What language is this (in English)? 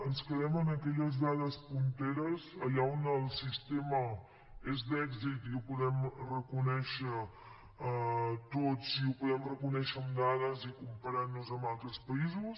Catalan